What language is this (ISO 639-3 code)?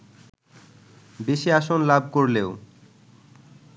ben